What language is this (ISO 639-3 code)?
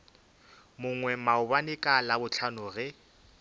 nso